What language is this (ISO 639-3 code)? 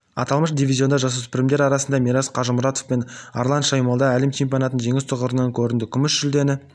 kaz